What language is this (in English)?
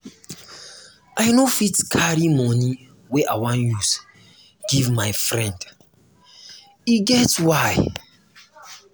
Nigerian Pidgin